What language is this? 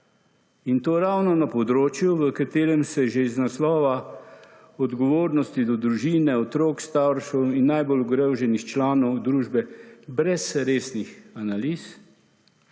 Slovenian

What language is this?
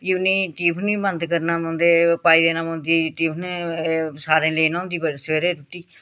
Dogri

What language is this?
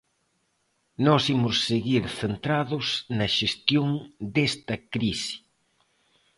Galician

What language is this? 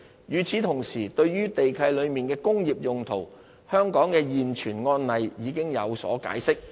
Cantonese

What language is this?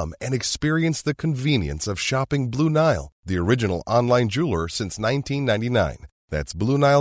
Filipino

